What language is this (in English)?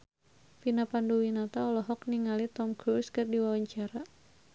Sundanese